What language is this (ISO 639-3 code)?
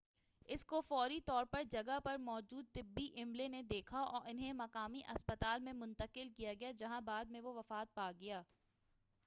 urd